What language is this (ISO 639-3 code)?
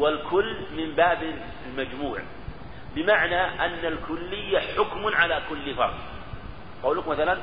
ara